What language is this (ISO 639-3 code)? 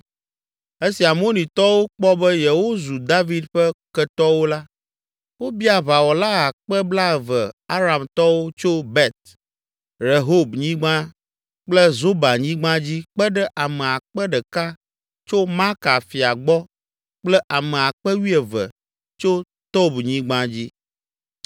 ewe